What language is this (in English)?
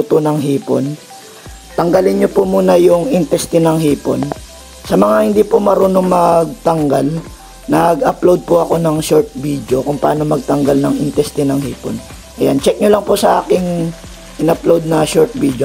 Filipino